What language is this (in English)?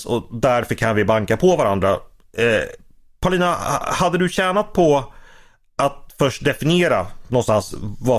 Swedish